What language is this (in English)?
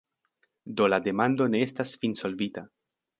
Esperanto